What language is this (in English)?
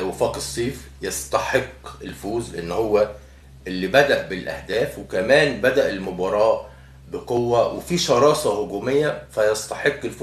Arabic